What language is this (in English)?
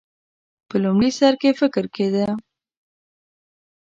Pashto